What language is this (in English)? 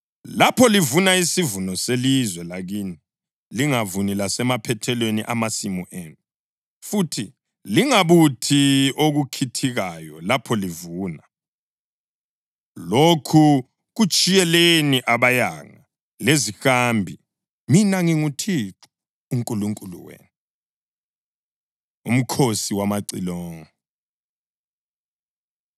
North Ndebele